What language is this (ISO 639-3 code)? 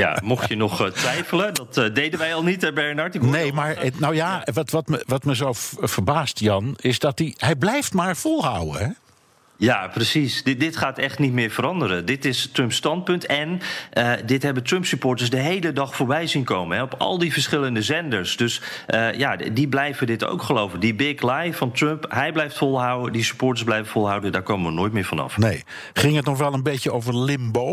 nld